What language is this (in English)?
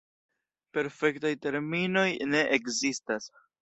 Esperanto